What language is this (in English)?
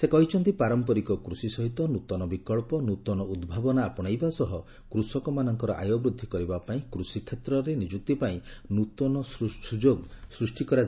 Odia